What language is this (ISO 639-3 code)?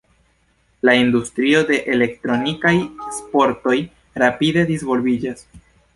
epo